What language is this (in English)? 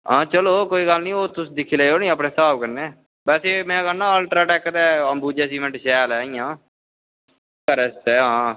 Dogri